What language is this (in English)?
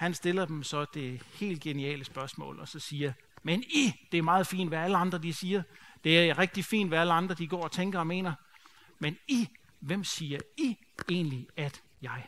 Danish